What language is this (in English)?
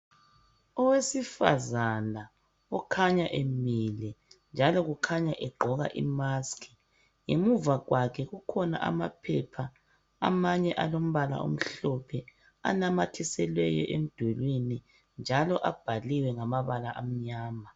North Ndebele